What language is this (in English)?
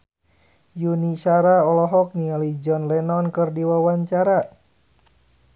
Sundanese